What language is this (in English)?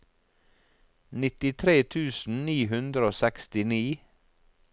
Norwegian